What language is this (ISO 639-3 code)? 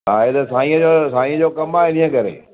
snd